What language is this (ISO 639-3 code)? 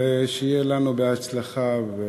heb